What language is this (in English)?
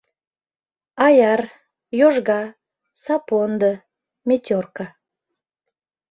Mari